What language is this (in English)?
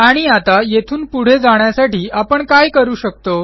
Marathi